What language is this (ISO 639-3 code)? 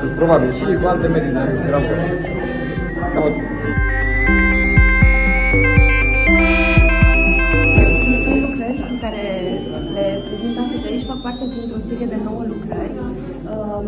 ron